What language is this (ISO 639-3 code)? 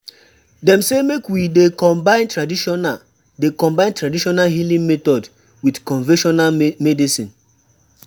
pcm